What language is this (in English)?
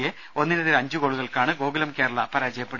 Malayalam